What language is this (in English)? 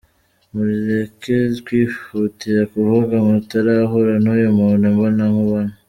Kinyarwanda